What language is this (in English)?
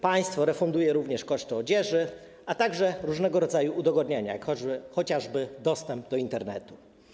Polish